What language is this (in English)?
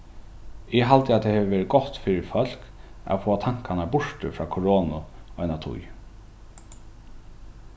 Faroese